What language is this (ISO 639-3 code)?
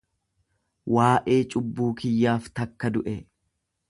orm